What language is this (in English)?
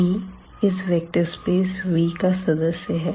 Hindi